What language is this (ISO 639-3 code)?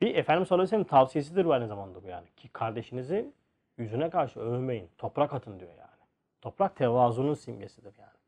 tur